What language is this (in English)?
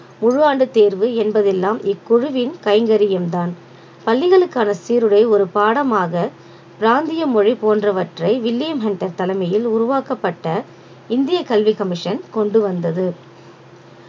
Tamil